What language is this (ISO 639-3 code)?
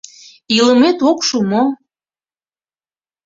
chm